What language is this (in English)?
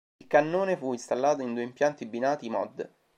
Italian